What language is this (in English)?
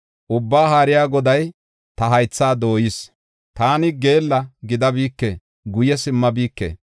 Gofa